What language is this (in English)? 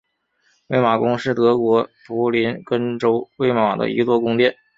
Chinese